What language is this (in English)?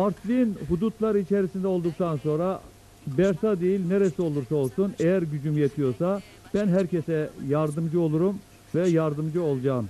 Turkish